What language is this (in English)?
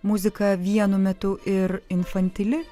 Lithuanian